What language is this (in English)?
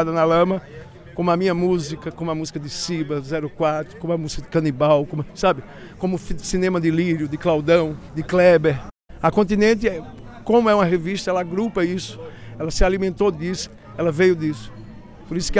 Portuguese